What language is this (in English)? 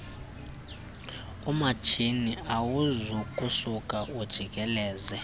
Xhosa